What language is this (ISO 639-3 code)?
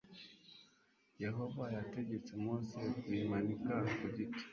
kin